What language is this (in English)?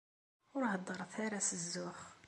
Kabyle